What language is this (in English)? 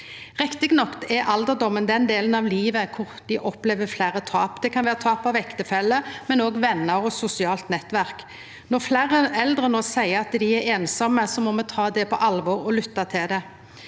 Norwegian